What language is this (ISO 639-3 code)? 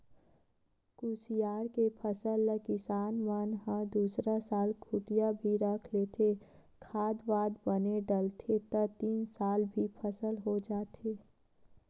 hne